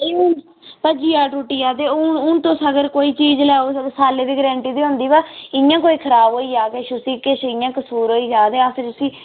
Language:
Dogri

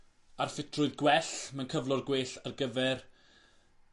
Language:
Welsh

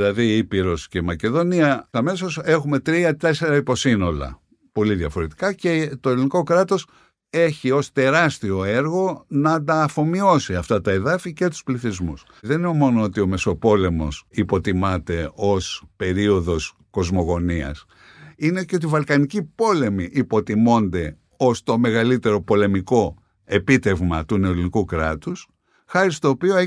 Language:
Greek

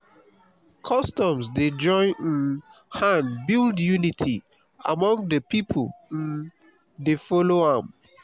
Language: Nigerian Pidgin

